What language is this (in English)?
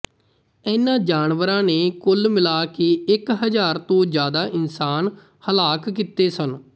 Punjabi